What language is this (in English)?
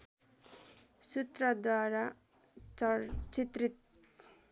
Nepali